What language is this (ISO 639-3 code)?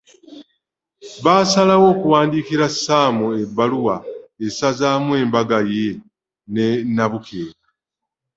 lug